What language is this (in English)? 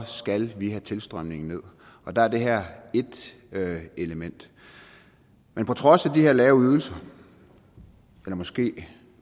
Danish